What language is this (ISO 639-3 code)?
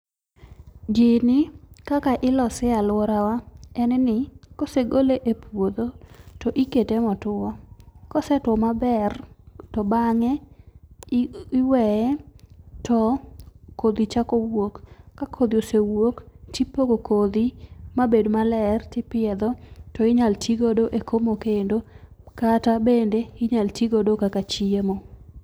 luo